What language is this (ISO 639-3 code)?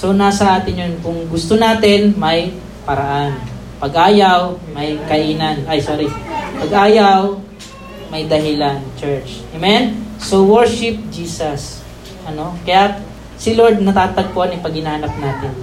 fil